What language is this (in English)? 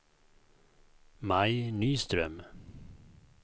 Swedish